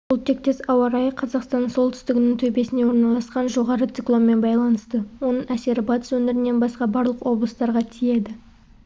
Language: Kazakh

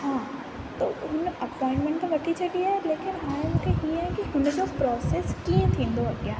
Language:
Sindhi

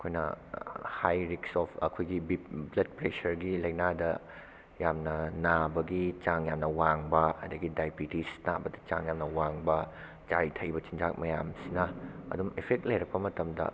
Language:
Manipuri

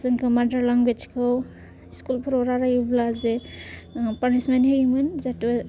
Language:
Bodo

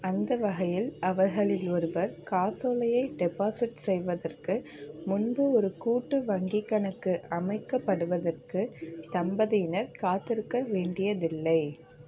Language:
Tamil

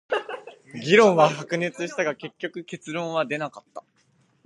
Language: Japanese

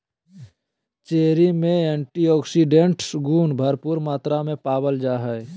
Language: Magahi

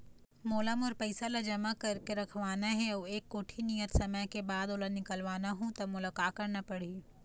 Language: Chhattisgarhi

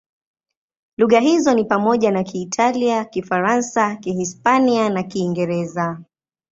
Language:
Swahili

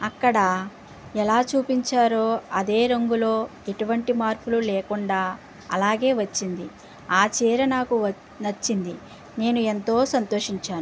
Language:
Telugu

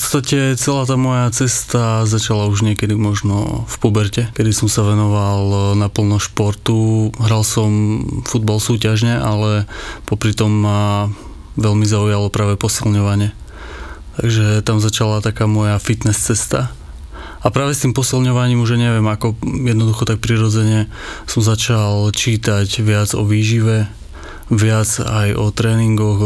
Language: Slovak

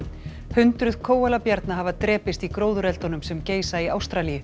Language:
Icelandic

